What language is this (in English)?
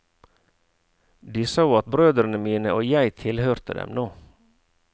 Norwegian